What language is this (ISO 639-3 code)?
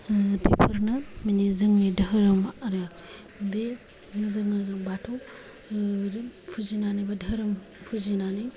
brx